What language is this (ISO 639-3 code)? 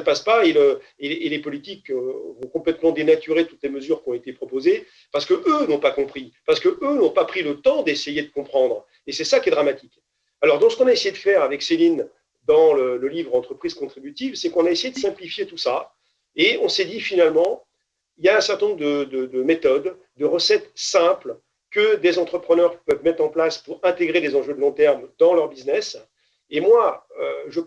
fra